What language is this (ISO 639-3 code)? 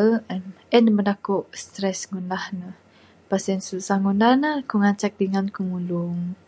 sdo